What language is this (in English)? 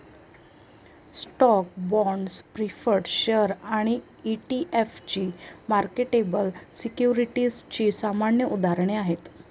Marathi